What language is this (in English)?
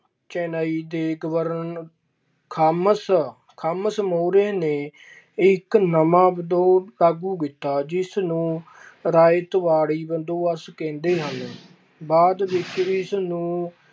Punjabi